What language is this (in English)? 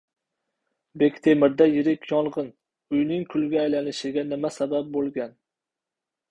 Uzbek